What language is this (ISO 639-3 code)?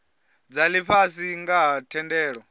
ven